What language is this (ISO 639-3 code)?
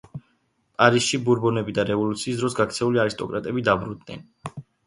kat